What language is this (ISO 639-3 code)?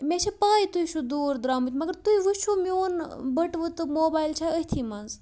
kas